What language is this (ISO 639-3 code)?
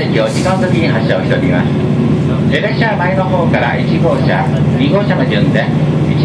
jpn